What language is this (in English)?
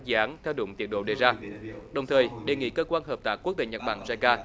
Vietnamese